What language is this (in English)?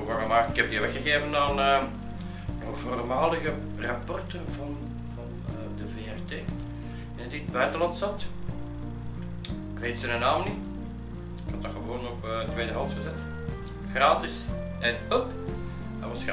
Dutch